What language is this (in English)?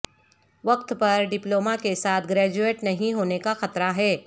Urdu